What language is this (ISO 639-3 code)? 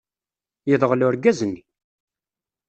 kab